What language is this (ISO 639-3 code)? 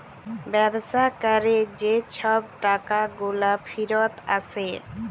ben